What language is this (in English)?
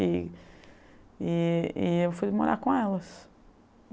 Portuguese